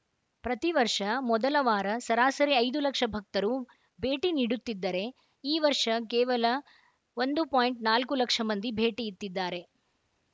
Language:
Kannada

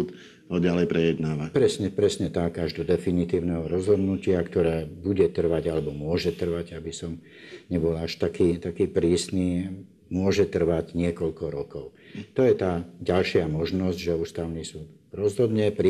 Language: Slovak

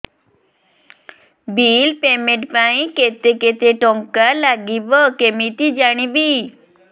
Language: Odia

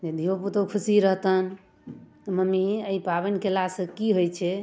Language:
Maithili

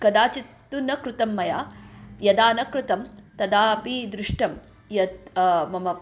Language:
Sanskrit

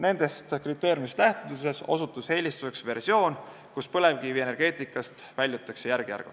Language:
Estonian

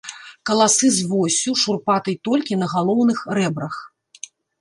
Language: Belarusian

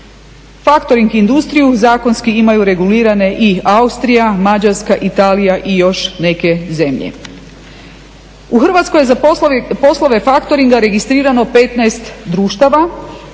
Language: Croatian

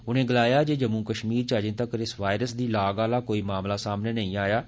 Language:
Dogri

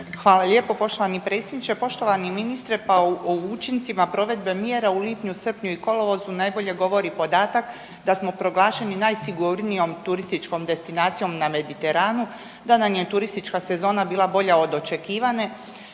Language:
Croatian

